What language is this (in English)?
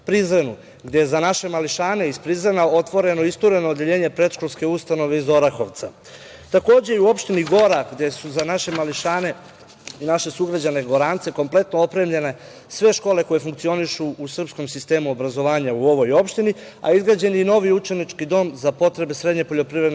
Serbian